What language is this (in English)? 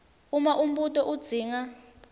Swati